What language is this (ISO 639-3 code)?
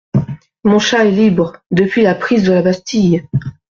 fra